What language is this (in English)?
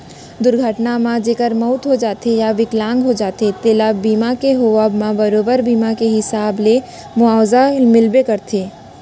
Chhattisgarhi